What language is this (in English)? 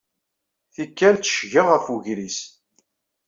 Kabyle